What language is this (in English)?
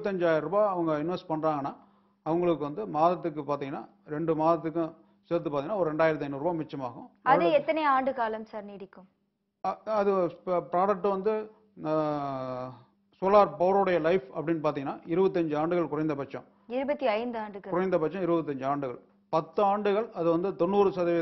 Spanish